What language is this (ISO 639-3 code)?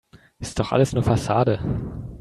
deu